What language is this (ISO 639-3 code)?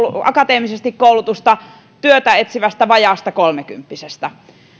fin